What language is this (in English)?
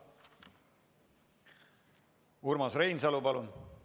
Estonian